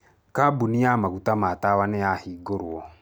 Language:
Kikuyu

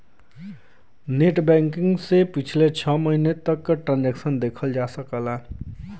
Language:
Bhojpuri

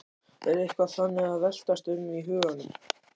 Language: Icelandic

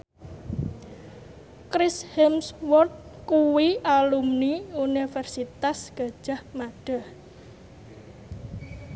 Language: Javanese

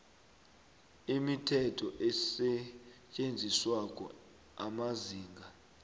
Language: South Ndebele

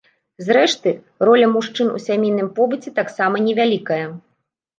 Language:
Belarusian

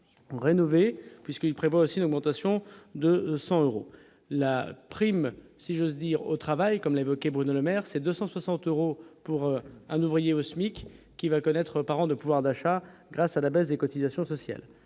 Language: French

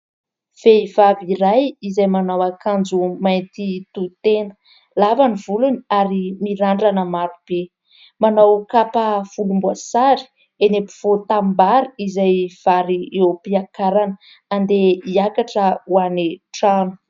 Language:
Malagasy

